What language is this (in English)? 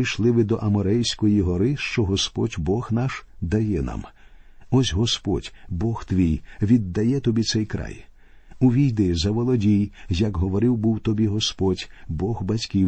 Ukrainian